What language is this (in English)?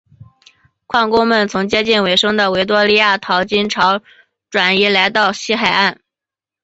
Chinese